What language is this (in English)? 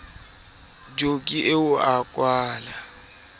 Southern Sotho